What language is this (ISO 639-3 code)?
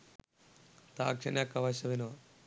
sin